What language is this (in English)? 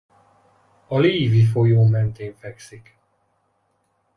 Hungarian